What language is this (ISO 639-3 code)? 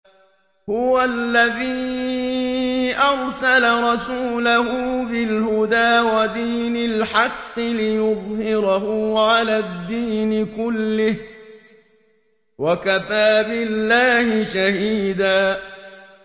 ara